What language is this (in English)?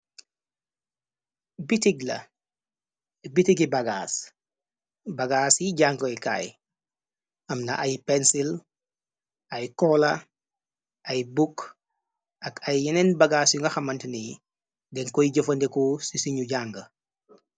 Wolof